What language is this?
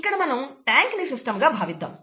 Telugu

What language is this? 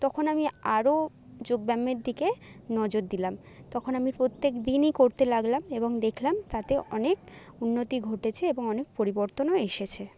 Bangla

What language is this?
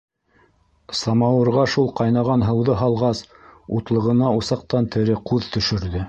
Bashkir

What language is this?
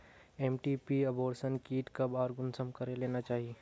Magahi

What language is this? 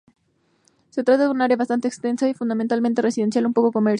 Spanish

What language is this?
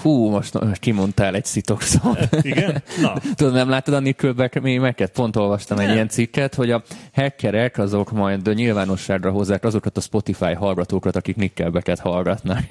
Hungarian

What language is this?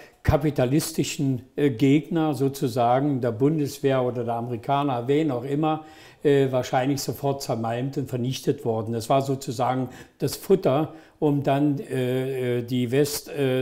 German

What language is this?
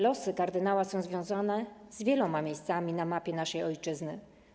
Polish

